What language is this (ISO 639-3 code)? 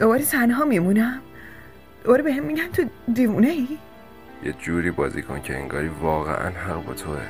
fas